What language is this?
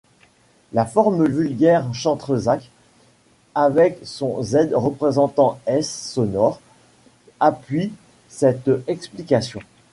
French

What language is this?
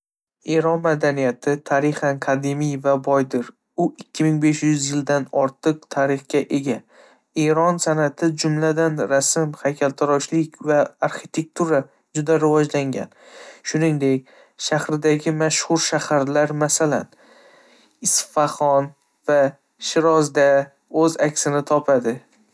Uzbek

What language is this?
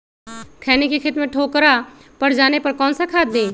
Magahi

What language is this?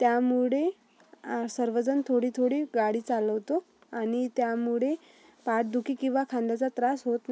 Marathi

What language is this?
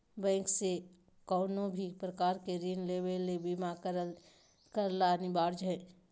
Magahi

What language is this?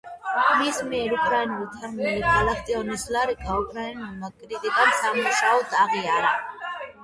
Georgian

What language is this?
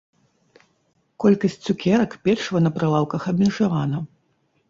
Belarusian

